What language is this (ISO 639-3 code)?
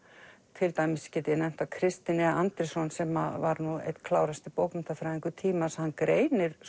isl